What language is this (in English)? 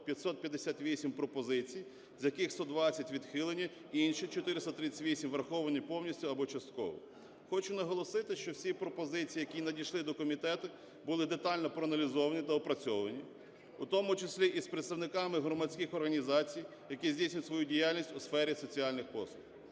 Ukrainian